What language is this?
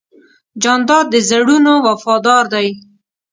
Pashto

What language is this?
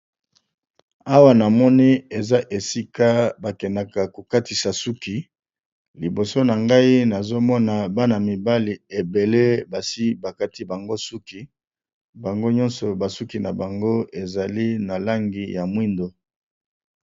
Lingala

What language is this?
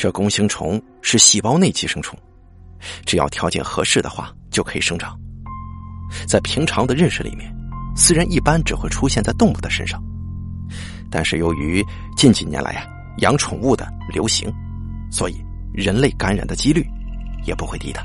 Chinese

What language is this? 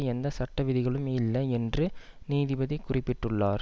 Tamil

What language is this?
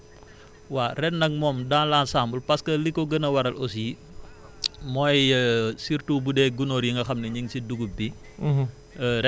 Wolof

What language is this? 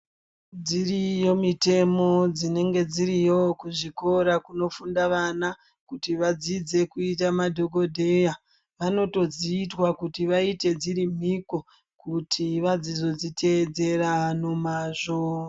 Ndau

